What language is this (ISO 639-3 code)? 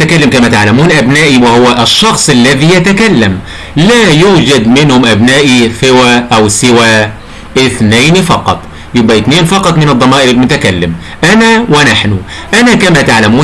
ara